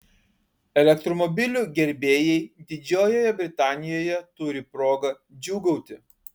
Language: Lithuanian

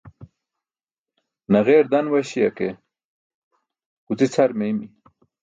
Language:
Burushaski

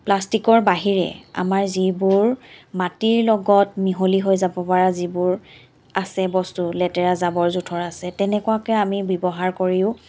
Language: Assamese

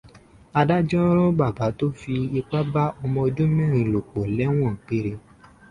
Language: Yoruba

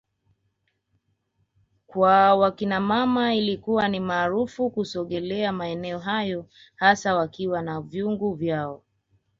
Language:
Swahili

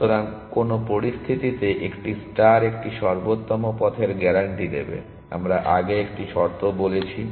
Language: Bangla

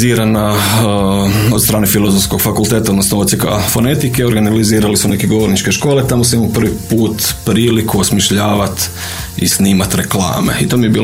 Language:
Croatian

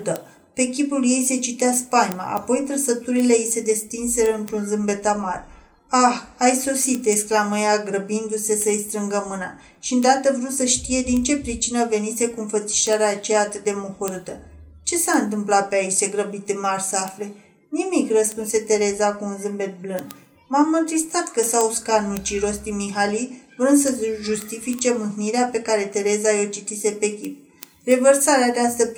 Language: Romanian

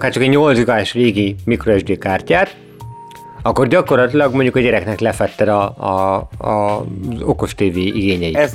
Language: Hungarian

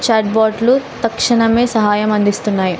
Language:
Telugu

